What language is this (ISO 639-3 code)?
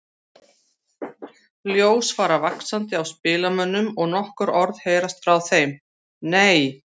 isl